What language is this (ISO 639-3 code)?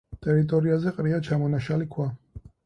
kat